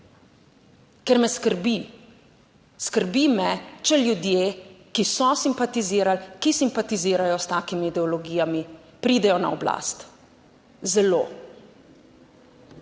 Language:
Slovenian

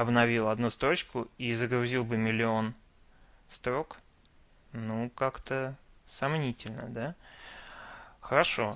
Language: Russian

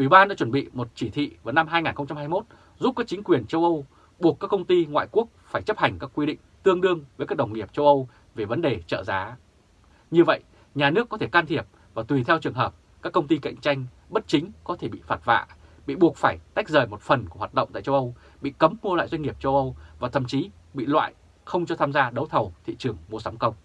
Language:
Vietnamese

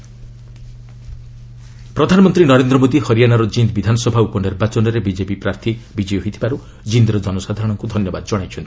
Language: Odia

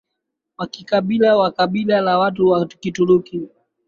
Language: Swahili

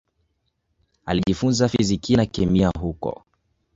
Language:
Swahili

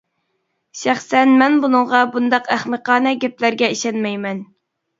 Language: Uyghur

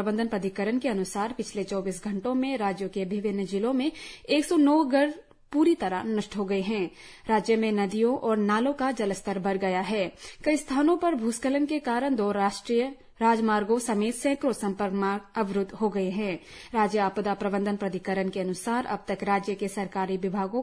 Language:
Hindi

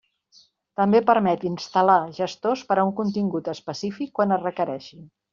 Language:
Catalan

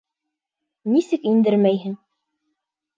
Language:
Bashkir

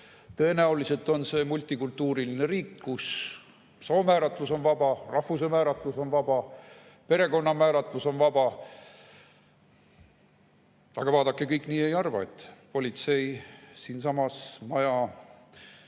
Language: Estonian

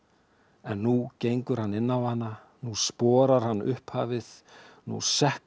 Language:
Icelandic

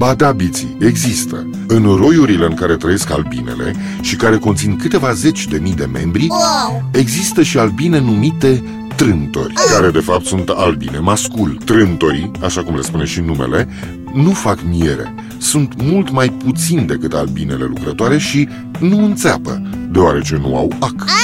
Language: Romanian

